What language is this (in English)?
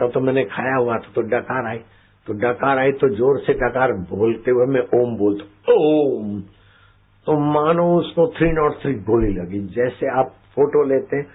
Hindi